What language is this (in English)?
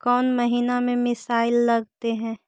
Magahi